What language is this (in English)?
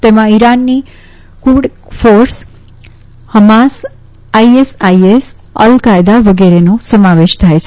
Gujarati